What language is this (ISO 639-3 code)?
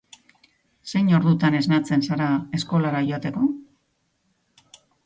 eus